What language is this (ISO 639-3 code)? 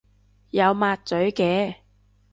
yue